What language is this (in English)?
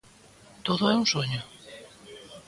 Galician